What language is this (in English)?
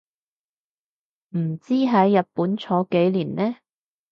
Cantonese